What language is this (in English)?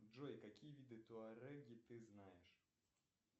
Russian